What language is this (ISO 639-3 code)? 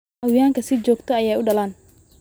som